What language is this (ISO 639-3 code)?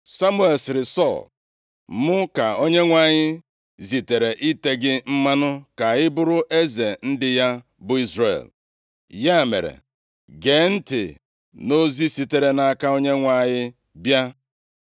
ibo